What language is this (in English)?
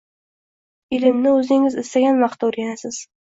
Uzbek